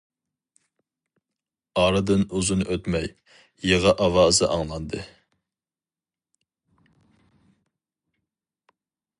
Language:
Uyghur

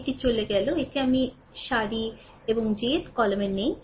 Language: Bangla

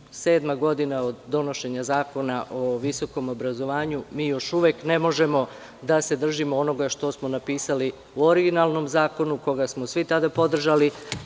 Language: Serbian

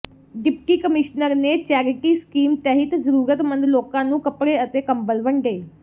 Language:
Punjabi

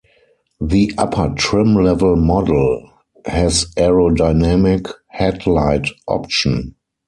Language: English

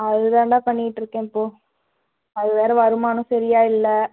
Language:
Tamil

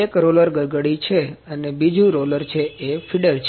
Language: Gujarati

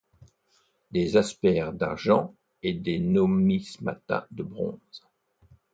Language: French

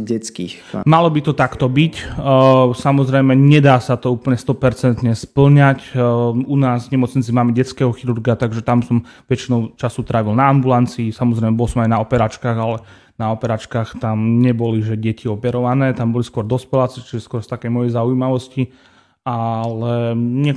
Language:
Slovak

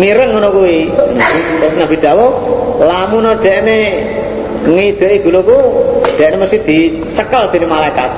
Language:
Indonesian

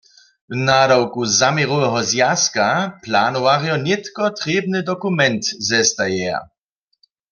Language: Upper Sorbian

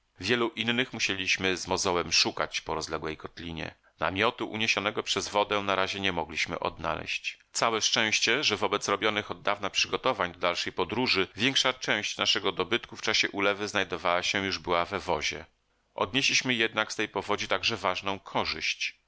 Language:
Polish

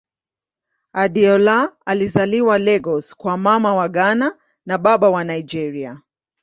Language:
Swahili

